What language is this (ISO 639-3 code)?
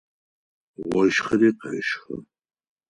ady